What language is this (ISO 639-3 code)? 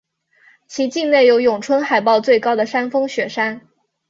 zho